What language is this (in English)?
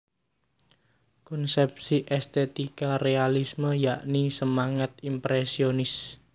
Javanese